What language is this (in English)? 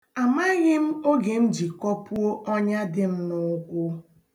Igbo